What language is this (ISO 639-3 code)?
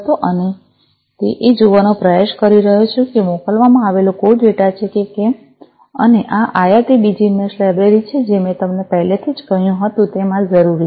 guj